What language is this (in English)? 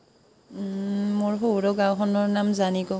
Assamese